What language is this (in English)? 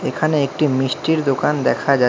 Bangla